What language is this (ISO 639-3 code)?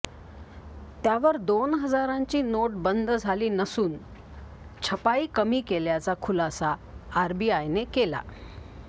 mar